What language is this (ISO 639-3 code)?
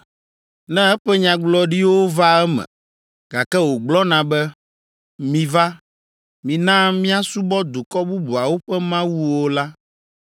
ewe